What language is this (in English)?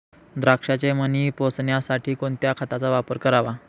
Marathi